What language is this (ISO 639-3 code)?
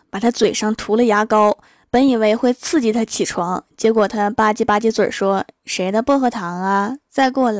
zho